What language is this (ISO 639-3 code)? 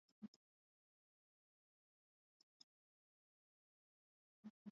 swa